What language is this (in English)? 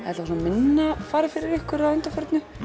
Icelandic